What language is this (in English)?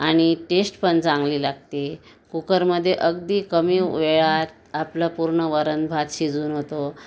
Marathi